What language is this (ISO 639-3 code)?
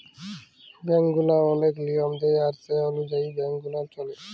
ben